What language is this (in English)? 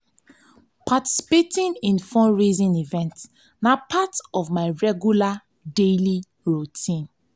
Nigerian Pidgin